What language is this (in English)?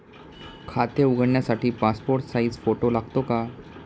Marathi